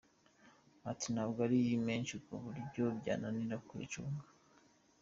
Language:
Kinyarwanda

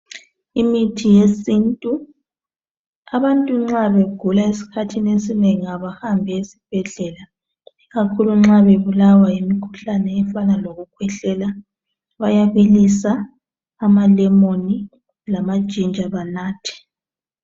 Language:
North Ndebele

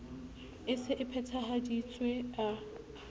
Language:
Southern Sotho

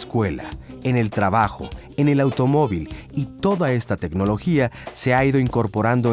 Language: Spanish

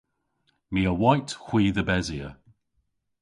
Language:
Cornish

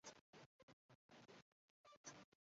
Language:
Chinese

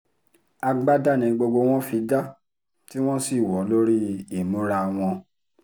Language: Yoruba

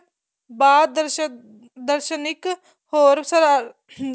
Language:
Punjabi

